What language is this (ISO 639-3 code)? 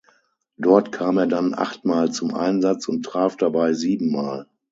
deu